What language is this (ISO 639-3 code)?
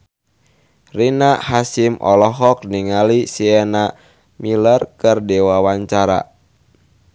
sun